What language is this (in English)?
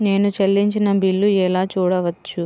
Telugu